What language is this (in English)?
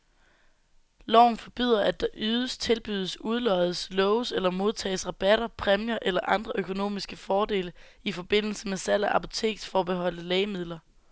Danish